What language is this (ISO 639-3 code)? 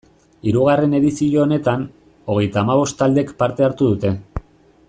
eus